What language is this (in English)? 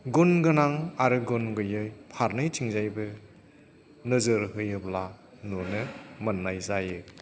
Bodo